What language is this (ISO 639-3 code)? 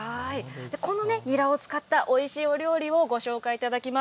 jpn